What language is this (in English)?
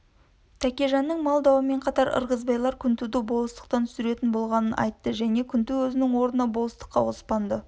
Kazakh